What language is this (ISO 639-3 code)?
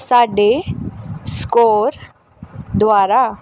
pan